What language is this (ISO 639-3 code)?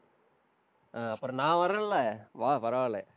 tam